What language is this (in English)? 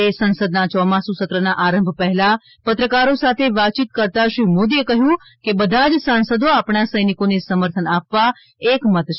Gujarati